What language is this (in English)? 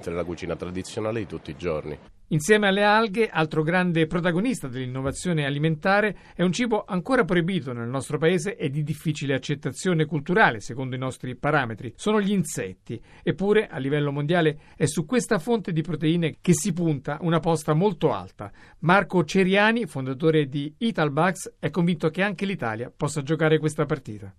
Italian